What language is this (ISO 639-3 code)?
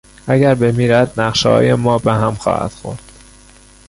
fas